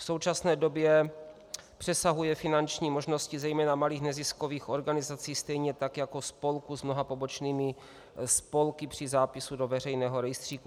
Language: Czech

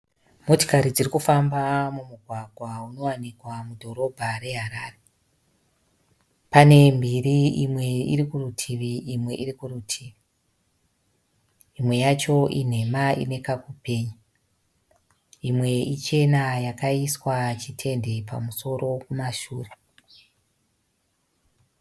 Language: Shona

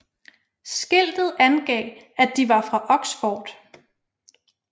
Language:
Danish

